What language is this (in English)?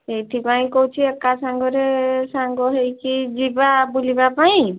Odia